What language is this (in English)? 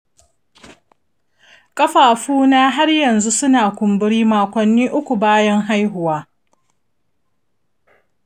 Hausa